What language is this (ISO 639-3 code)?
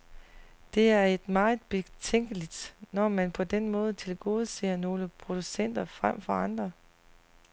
dan